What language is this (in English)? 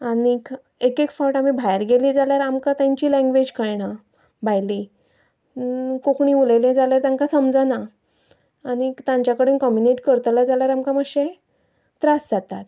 Konkani